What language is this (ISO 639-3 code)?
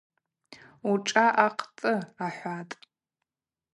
abq